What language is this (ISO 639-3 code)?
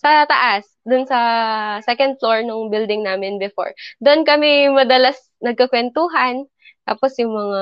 fil